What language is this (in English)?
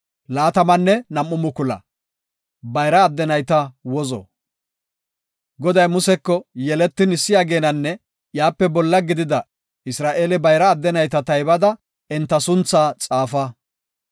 Gofa